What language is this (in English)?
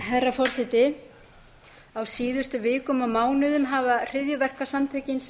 Icelandic